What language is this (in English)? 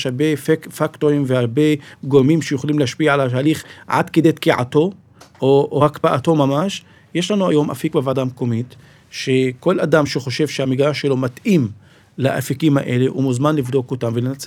Hebrew